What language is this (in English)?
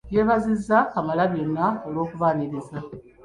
Ganda